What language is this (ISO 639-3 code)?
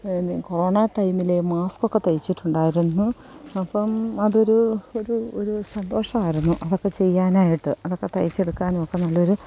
mal